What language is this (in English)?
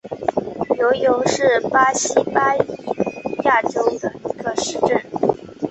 Chinese